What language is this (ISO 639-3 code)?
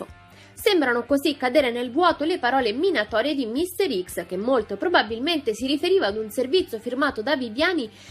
ita